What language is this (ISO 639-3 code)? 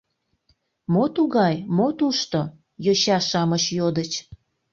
chm